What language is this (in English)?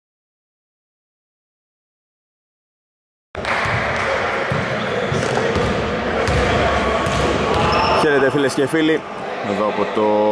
Greek